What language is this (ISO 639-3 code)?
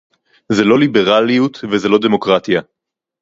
heb